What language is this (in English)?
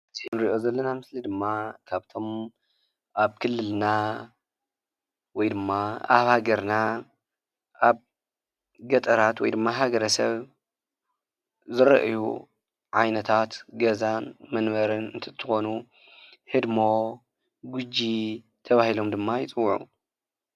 Tigrinya